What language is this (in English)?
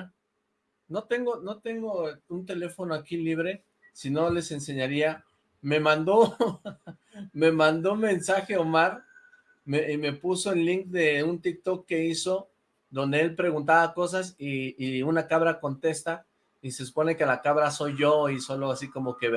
Spanish